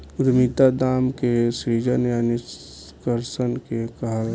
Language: Bhojpuri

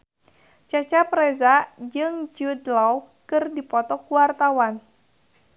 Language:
Sundanese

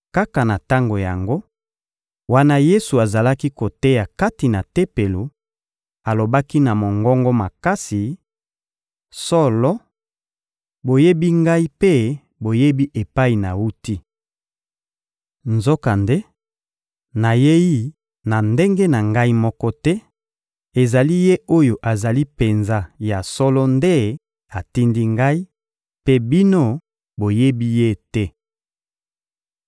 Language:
Lingala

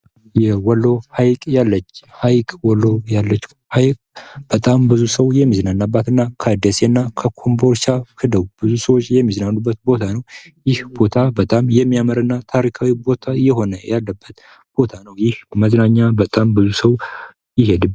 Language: Amharic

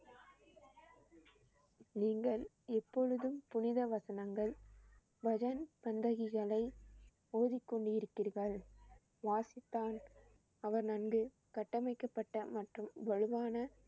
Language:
Tamil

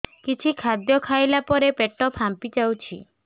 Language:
Odia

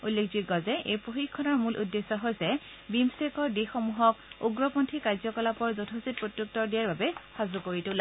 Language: Assamese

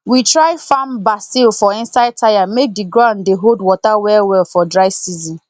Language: Nigerian Pidgin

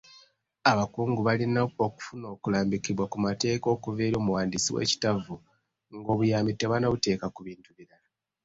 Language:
Ganda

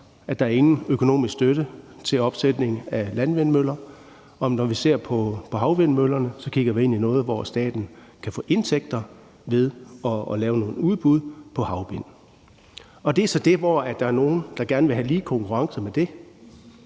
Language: Danish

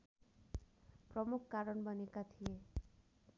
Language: Nepali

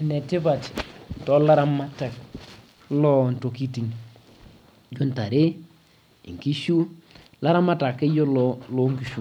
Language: Masai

